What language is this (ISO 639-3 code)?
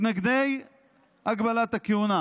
heb